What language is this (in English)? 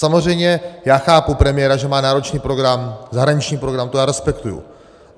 Czech